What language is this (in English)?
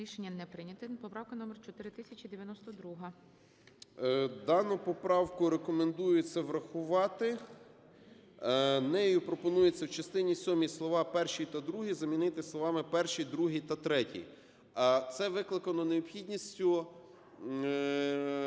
Ukrainian